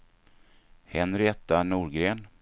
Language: Swedish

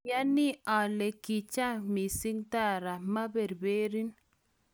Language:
Kalenjin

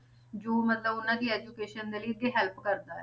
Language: Punjabi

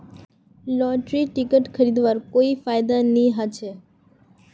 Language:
Magahi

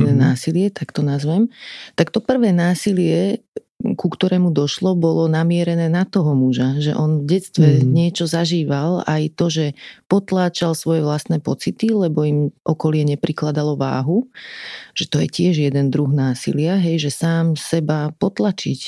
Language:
Slovak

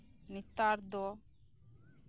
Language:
Santali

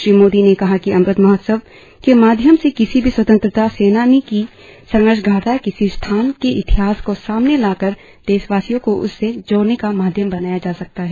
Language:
Hindi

